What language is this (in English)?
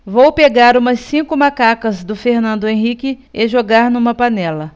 Portuguese